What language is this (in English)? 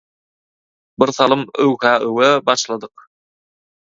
Turkmen